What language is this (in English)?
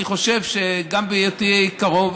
Hebrew